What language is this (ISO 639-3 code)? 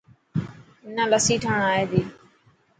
mki